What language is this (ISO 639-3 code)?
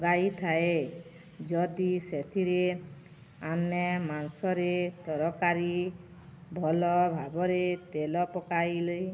ori